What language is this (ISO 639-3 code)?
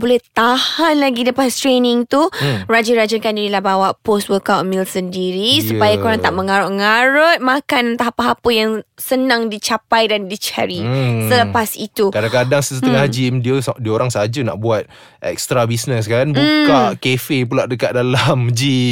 msa